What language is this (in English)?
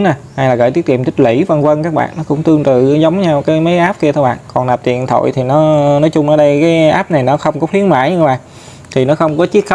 Vietnamese